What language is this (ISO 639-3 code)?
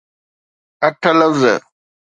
snd